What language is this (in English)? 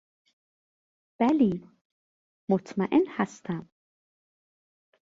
Persian